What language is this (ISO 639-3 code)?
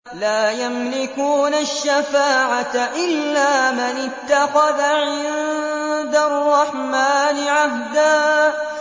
ara